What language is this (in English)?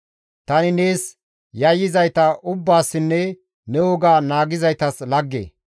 Gamo